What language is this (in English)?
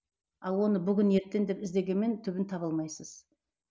Kazakh